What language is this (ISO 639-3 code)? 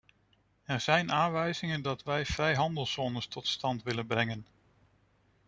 nld